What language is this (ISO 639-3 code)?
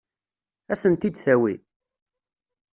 kab